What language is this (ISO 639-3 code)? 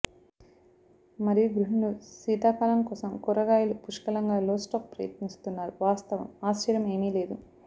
tel